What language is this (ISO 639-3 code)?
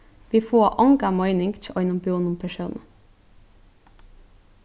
fao